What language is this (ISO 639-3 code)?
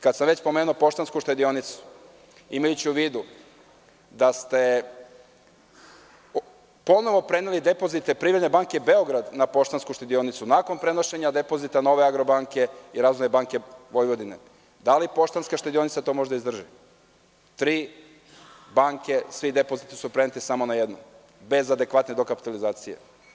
srp